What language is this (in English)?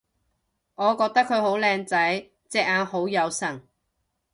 Cantonese